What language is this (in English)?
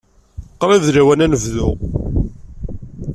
Kabyle